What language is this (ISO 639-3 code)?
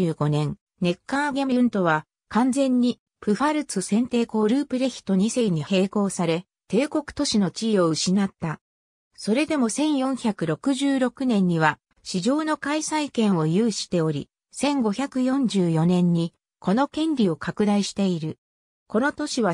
jpn